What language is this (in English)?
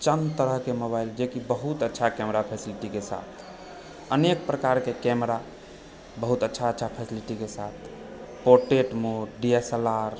Maithili